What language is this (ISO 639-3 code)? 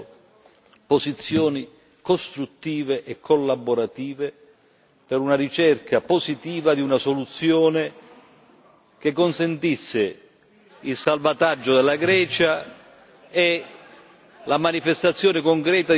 ita